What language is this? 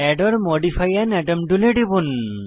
Bangla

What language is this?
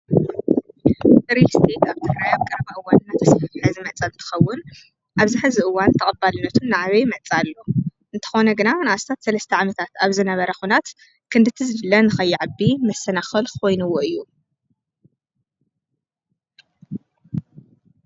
Tigrinya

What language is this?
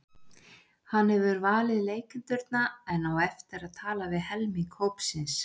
Icelandic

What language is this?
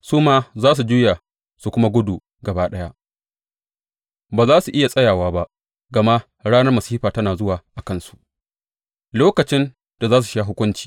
Hausa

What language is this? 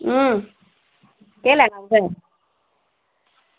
Dogri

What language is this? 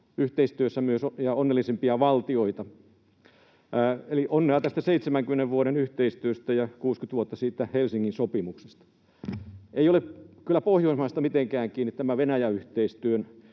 Finnish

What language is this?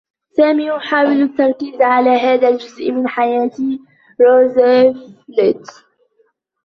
Arabic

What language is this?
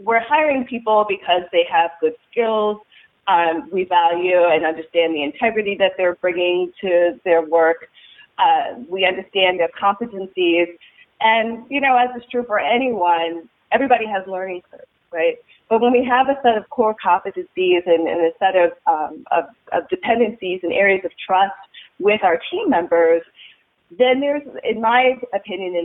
English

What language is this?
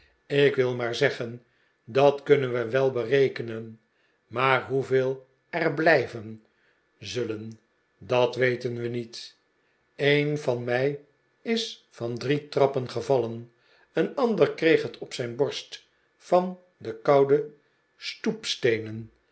Dutch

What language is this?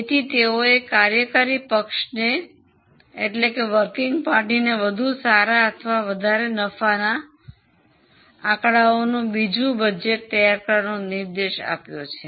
Gujarati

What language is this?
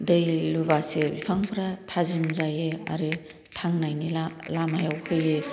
Bodo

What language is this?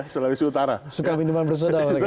Indonesian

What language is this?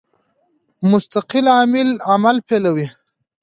Pashto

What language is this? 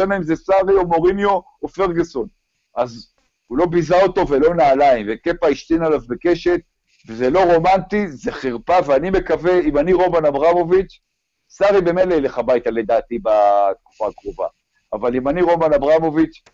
Hebrew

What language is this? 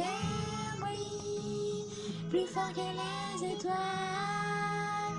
French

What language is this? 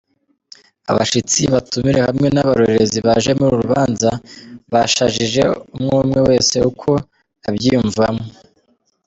Kinyarwanda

